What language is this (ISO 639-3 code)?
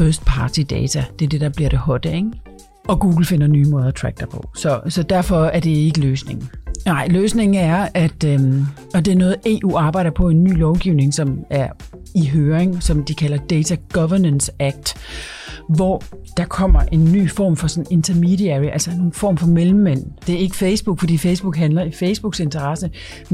dan